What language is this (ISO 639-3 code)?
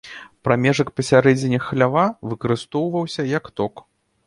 bel